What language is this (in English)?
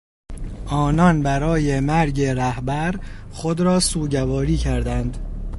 Persian